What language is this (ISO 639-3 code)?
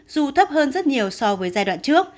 vie